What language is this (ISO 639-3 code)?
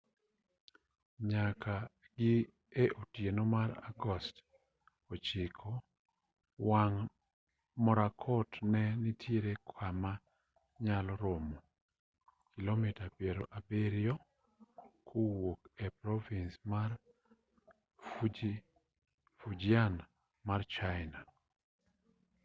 luo